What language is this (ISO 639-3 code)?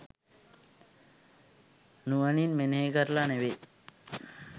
sin